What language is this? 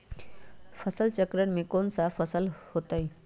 Magahi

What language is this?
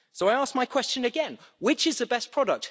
English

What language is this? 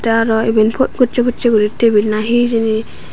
Chakma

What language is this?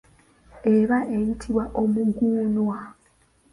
Ganda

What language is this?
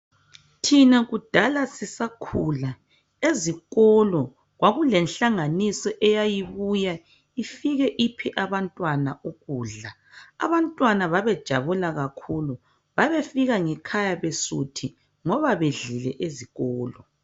North Ndebele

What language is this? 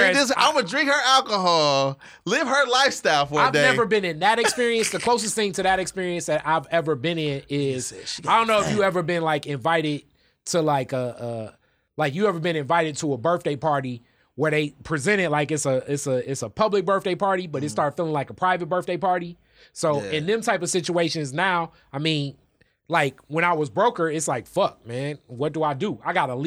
English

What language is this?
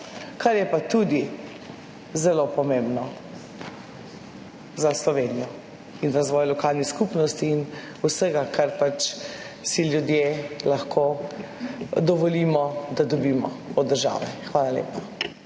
Slovenian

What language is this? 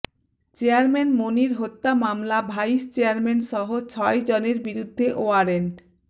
Bangla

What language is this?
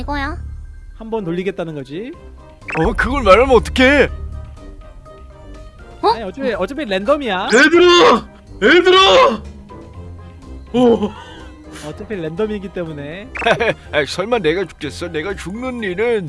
Korean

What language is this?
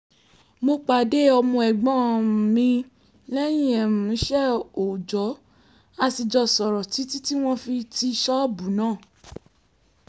Yoruba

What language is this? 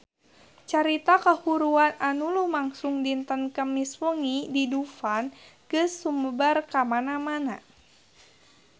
Sundanese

